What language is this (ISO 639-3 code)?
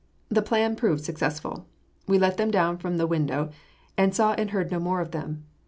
eng